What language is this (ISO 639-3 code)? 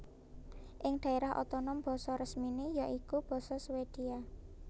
jav